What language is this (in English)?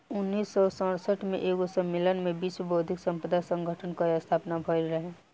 Bhojpuri